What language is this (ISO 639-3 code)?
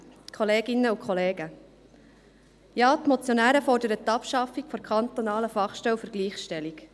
gsw